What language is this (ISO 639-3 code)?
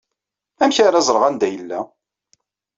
kab